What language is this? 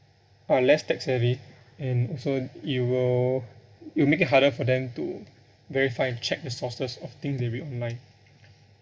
English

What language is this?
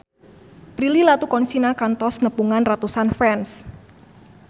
Sundanese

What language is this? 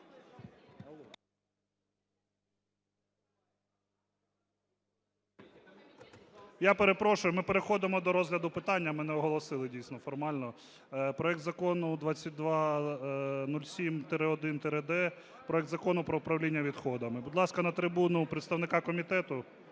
Ukrainian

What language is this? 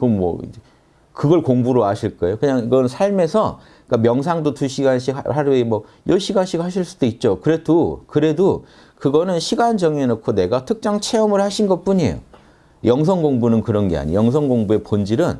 Korean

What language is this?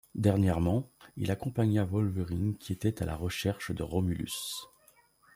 French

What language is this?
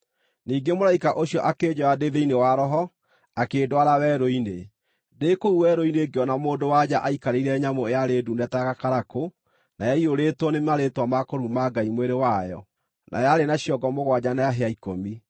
Kikuyu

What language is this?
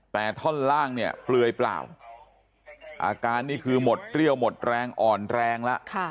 Thai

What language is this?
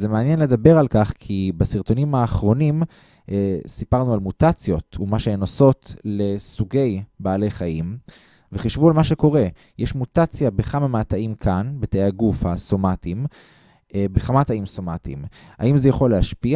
Hebrew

